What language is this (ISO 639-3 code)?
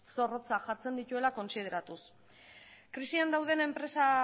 eus